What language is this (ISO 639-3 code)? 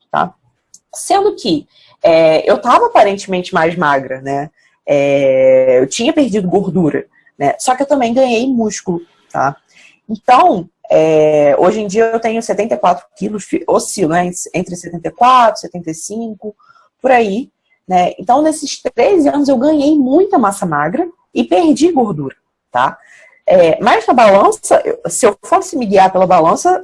por